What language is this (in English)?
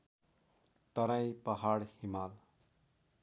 Nepali